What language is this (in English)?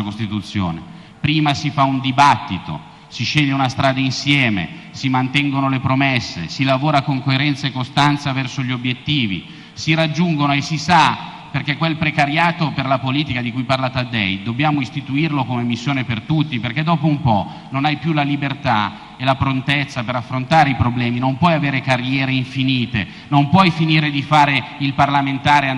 Italian